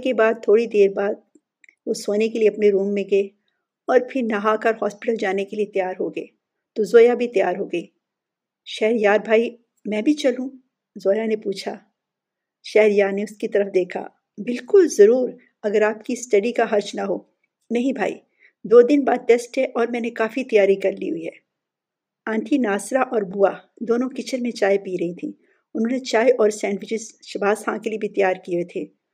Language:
Urdu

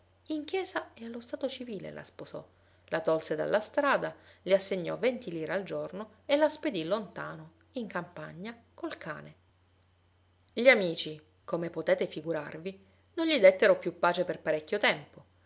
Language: Italian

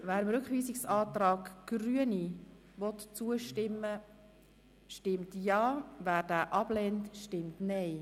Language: Swiss German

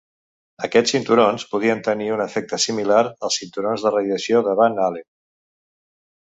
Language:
Catalan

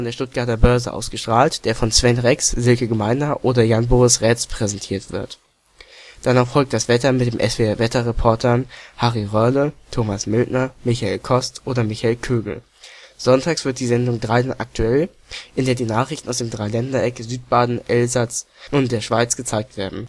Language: German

